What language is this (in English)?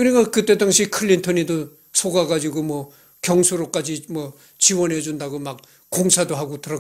Korean